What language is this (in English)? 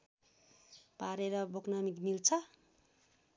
Nepali